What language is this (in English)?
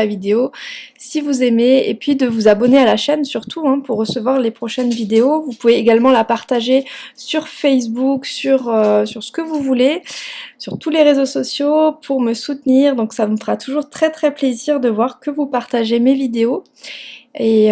French